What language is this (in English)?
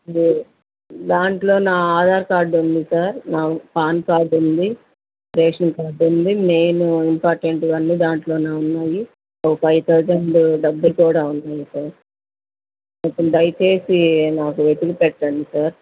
Telugu